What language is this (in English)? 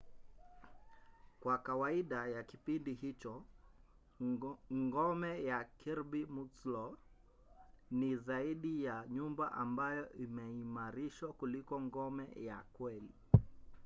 Swahili